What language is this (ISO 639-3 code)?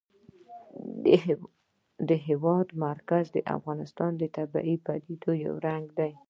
pus